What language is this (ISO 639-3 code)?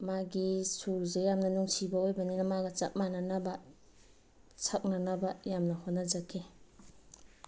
mni